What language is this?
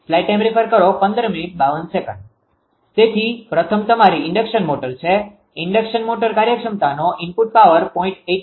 Gujarati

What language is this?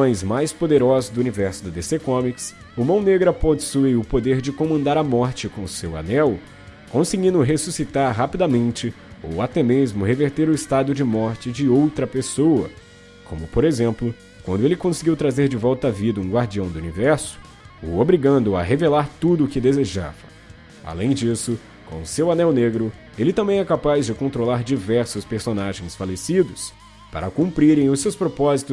Portuguese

